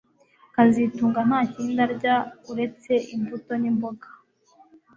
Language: Kinyarwanda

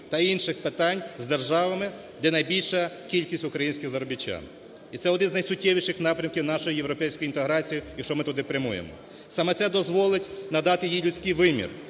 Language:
Ukrainian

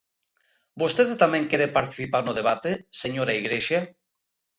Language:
Galician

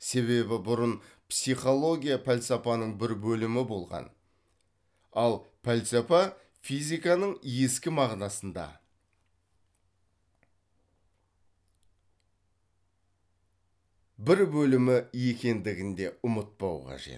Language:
Kazakh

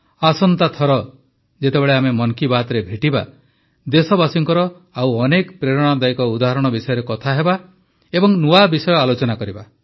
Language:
Odia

